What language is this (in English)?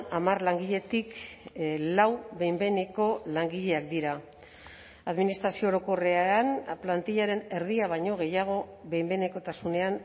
Basque